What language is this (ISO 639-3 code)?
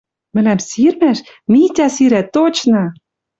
mrj